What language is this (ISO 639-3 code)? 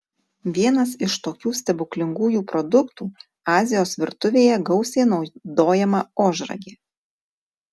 lit